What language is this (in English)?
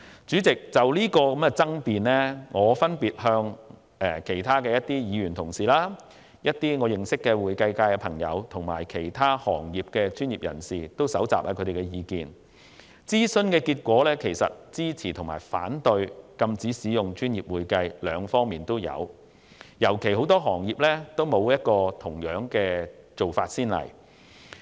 Cantonese